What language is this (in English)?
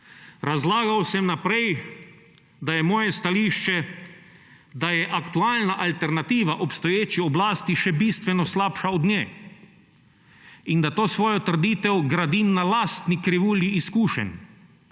Slovenian